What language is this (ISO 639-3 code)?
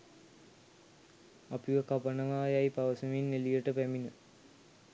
sin